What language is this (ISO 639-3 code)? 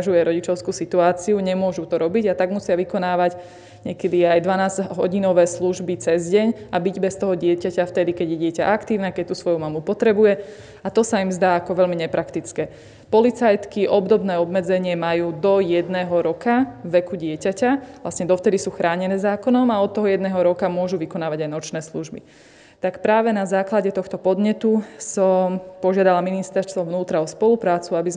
slk